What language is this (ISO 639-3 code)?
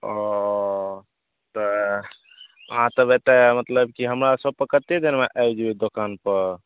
mai